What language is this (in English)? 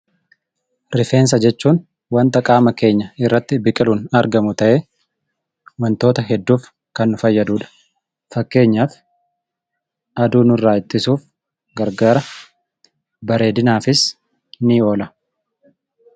Oromo